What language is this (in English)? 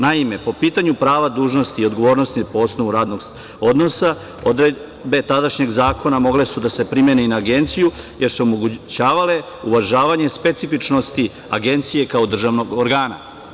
Serbian